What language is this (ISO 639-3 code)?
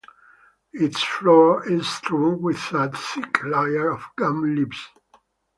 eng